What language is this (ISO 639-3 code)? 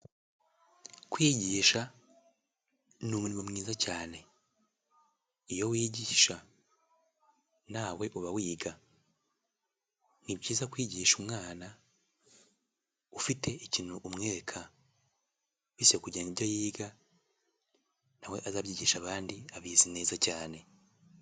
kin